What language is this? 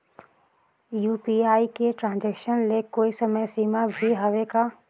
Chhattisgarhi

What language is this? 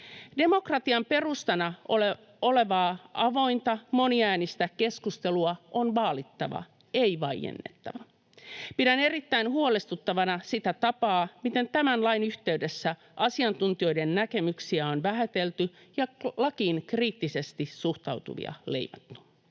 Finnish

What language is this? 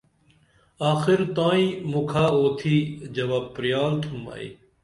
Dameli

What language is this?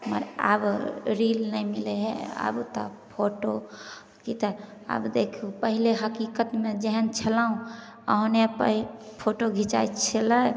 Maithili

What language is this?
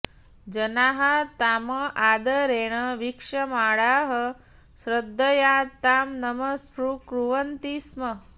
Sanskrit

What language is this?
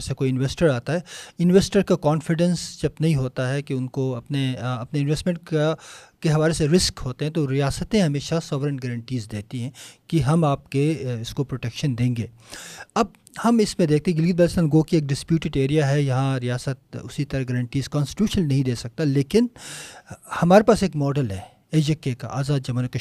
Urdu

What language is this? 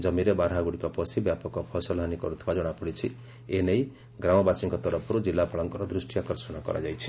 Odia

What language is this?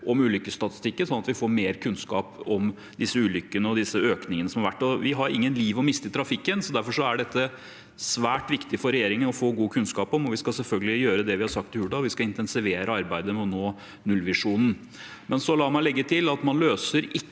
Norwegian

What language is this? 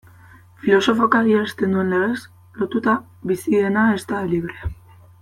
Basque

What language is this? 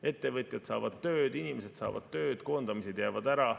Estonian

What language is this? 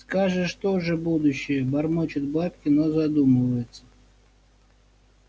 Russian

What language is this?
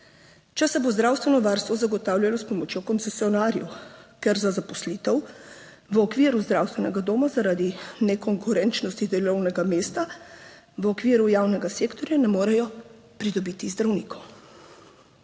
Slovenian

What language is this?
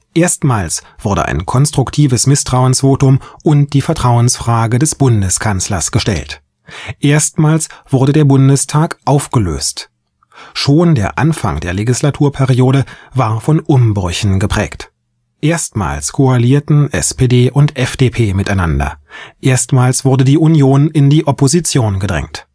German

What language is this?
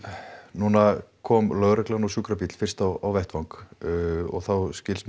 Icelandic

